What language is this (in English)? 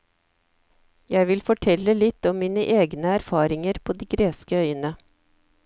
Norwegian